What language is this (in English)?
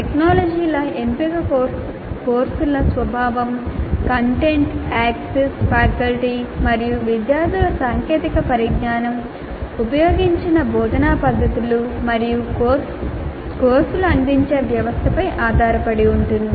Telugu